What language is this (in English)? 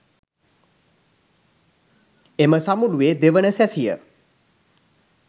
Sinhala